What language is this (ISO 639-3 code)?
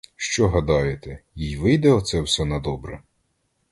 ukr